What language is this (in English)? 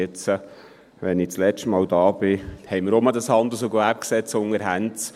Swiss German